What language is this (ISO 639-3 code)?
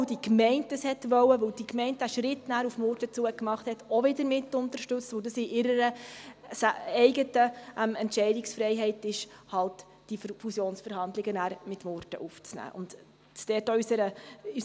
gsw